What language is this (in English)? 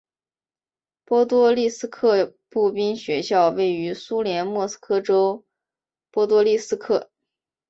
Chinese